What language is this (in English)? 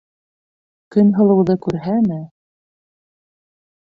Bashkir